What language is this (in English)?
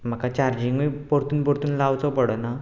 Konkani